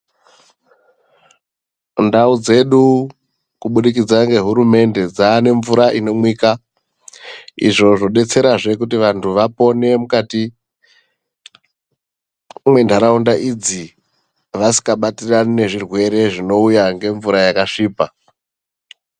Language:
Ndau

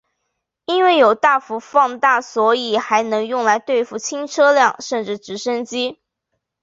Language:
Chinese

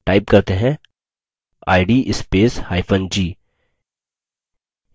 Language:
Hindi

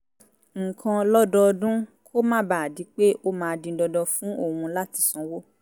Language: Yoruba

